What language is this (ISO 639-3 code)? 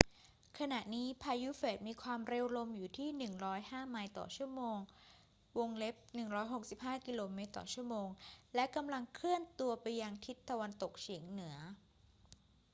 tha